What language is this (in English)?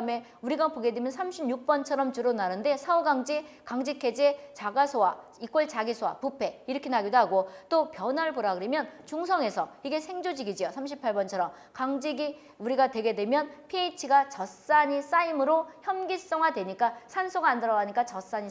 Korean